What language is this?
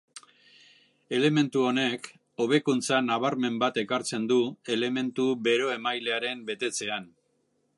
Basque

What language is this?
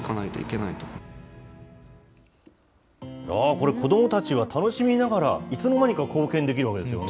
Japanese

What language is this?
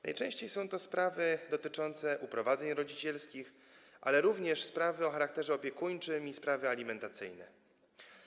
Polish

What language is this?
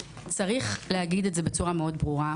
Hebrew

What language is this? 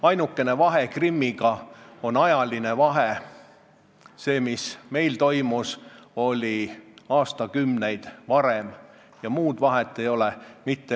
Estonian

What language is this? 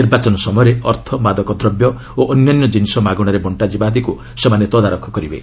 Odia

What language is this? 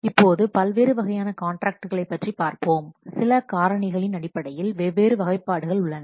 Tamil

